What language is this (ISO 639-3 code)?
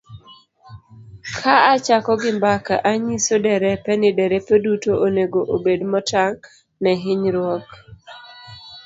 luo